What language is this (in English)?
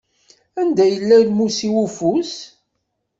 Kabyle